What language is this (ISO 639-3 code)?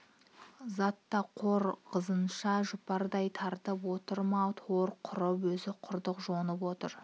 kaz